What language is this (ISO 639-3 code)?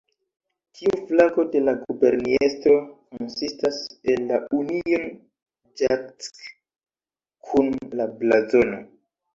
epo